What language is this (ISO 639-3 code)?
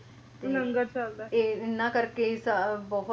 pan